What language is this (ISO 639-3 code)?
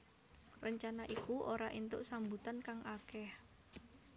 jav